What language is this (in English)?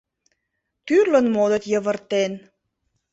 Mari